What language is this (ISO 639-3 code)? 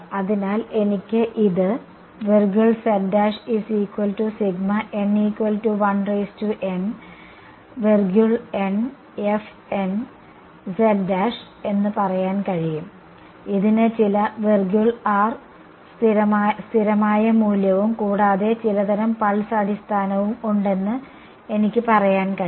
mal